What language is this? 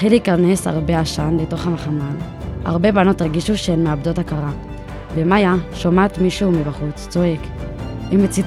Hebrew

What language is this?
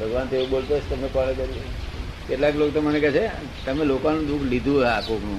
Gujarati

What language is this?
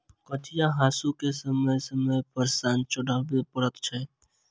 Maithili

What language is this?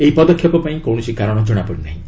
Odia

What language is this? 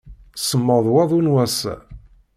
Kabyle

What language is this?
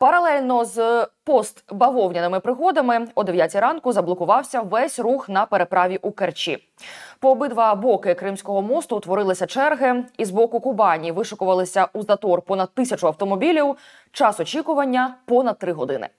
Ukrainian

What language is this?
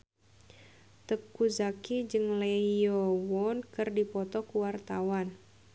Sundanese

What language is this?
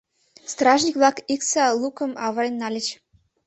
Mari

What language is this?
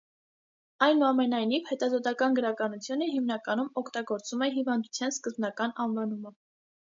Armenian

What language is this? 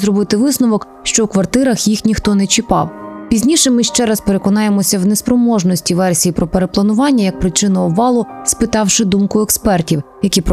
Ukrainian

